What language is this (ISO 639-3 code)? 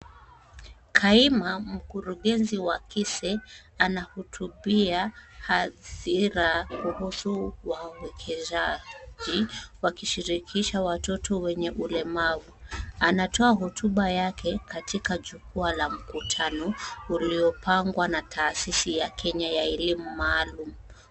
swa